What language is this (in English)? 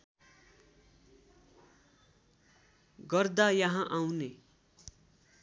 Nepali